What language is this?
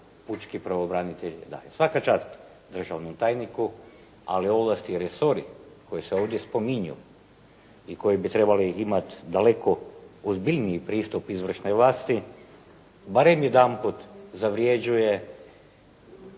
Croatian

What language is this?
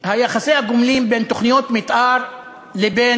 Hebrew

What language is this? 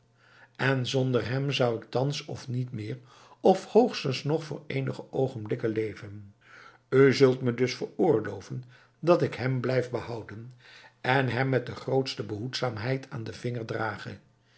Dutch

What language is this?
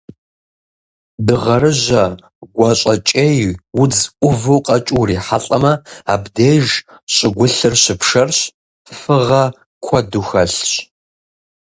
Kabardian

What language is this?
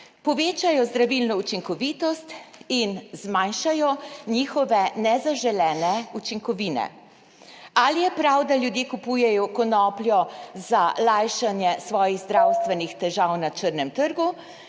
Slovenian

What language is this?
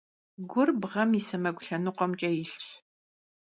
Kabardian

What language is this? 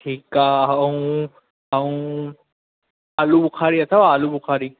Sindhi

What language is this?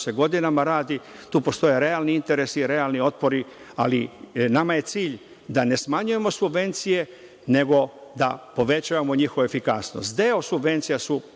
Serbian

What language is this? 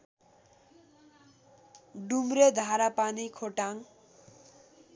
Nepali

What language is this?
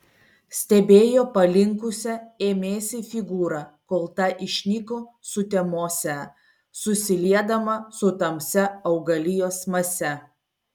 Lithuanian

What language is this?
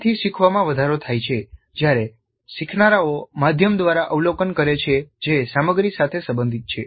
Gujarati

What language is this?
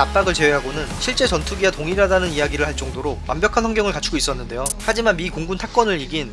Korean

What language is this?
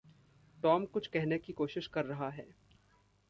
Hindi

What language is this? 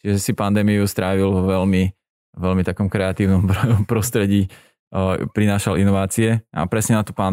Slovak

